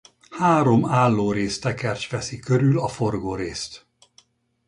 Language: Hungarian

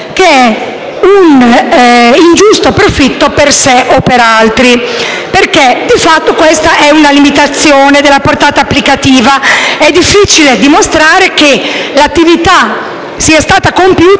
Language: Italian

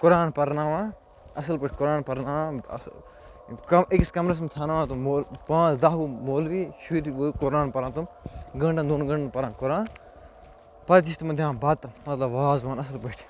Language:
Kashmiri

